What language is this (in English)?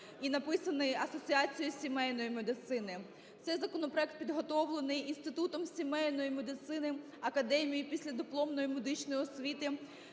Ukrainian